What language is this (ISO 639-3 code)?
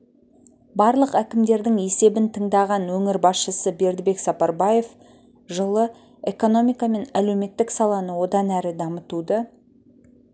kaz